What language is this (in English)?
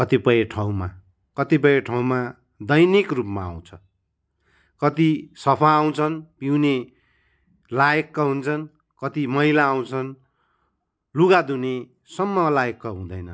Nepali